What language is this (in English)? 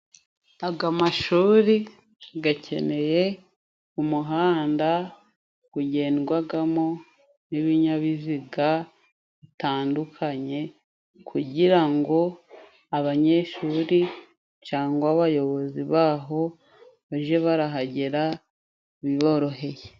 Kinyarwanda